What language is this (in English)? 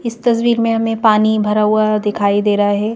Hindi